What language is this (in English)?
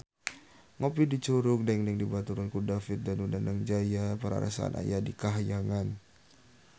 Sundanese